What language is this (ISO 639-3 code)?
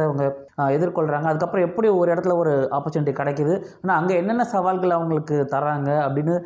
vie